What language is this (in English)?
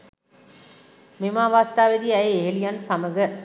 Sinhala